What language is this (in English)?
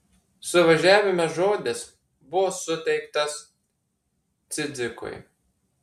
Lithuanian